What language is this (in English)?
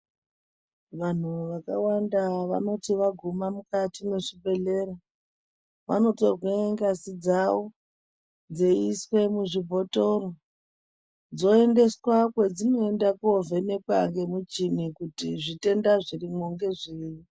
Ndau